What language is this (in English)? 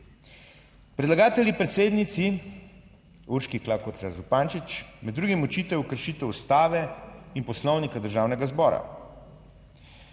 Slovenian